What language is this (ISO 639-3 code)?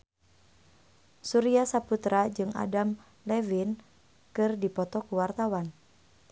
sun